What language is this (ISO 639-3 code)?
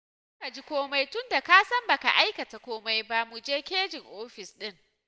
hau